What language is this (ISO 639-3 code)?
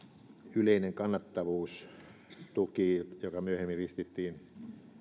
fin